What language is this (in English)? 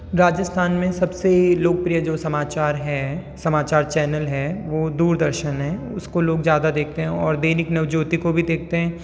Hindi